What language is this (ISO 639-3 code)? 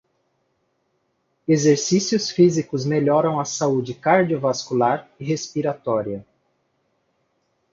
por